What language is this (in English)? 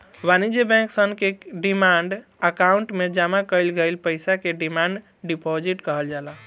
Bhojpuri